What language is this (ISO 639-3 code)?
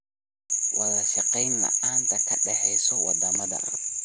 som